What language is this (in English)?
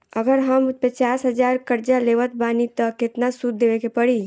Bhojpuri